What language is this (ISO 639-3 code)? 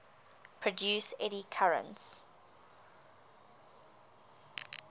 eng